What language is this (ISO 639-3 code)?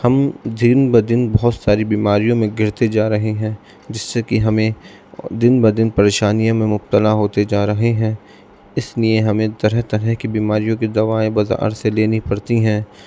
urd